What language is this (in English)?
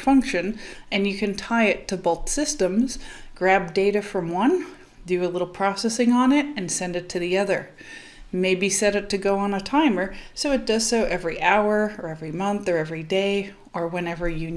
English